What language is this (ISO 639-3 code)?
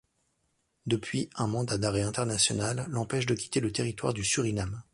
fra